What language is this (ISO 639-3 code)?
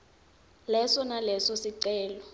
ssw